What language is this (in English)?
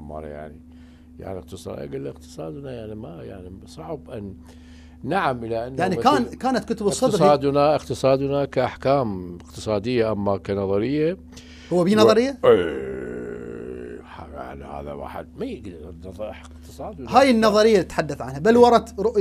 Arabic